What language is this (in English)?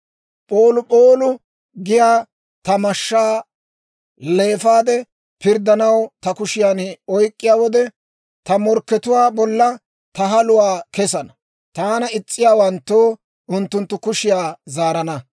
Dawro